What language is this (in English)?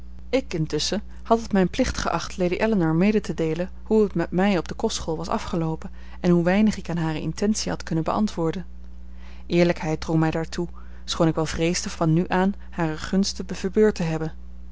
Dutch